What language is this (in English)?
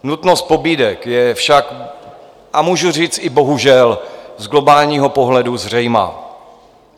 Czech